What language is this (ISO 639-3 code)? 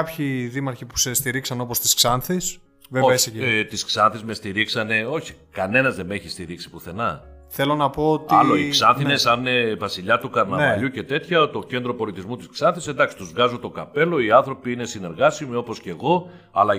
ell